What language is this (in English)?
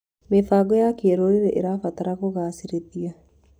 Kikuyu